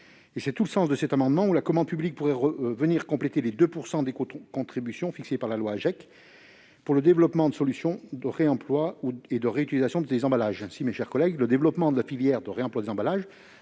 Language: French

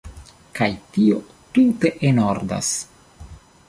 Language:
Esperanto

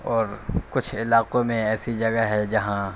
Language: Urdu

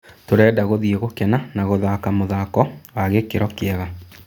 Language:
Kikuyu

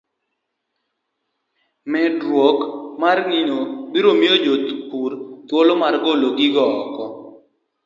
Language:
Luo (Kenya and Tanzania)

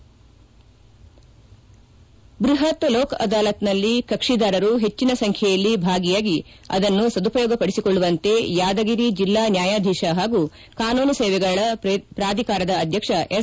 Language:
Kannada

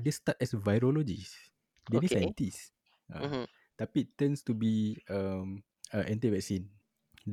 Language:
Malay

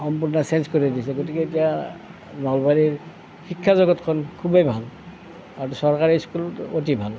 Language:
Assamese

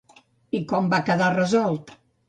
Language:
Catalan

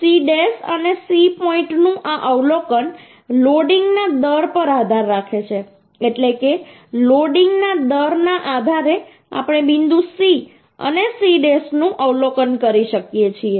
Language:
Gujarati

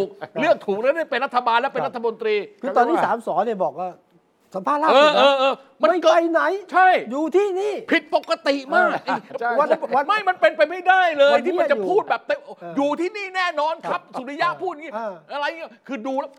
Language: Thai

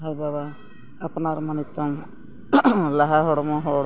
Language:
Santali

